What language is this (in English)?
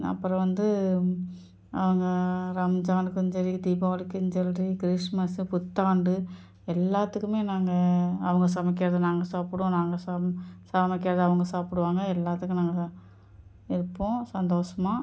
Tamil